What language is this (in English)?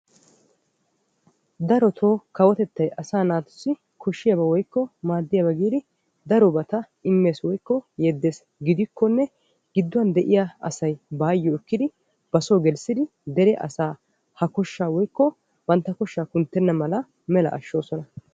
Wolaytta